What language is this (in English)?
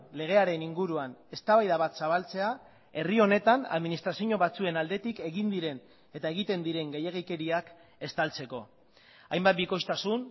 Basque